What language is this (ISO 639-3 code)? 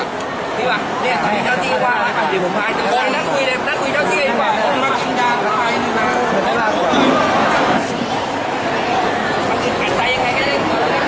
tha